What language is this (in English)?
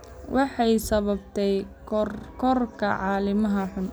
Somali